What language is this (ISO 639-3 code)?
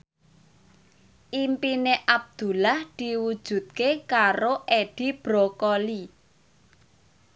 jav